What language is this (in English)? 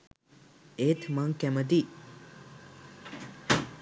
Sinhala